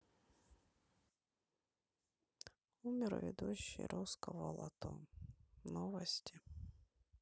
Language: Russian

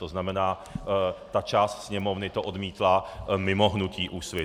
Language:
Czech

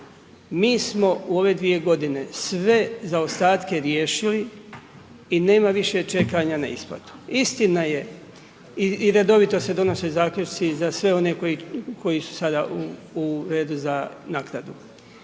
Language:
Croatian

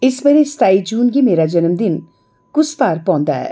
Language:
Dogri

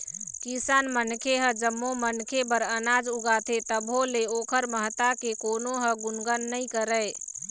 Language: Chhattisgarhi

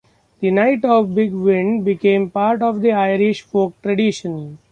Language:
English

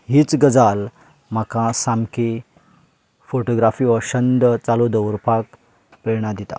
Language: Konkani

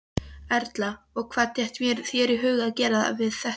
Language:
Icelandic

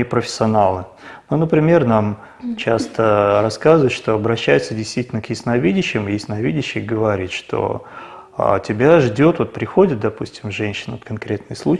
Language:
Italian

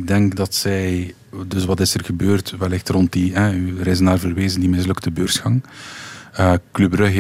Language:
Dutch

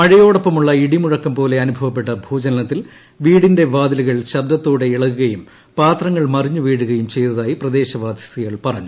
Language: Malayalam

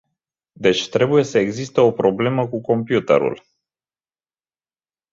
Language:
Romanian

